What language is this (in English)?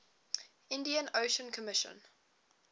English